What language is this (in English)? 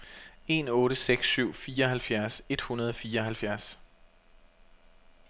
Danish